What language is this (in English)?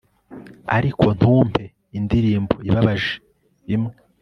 Kinyarwanda